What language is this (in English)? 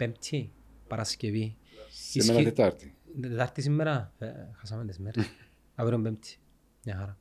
Greek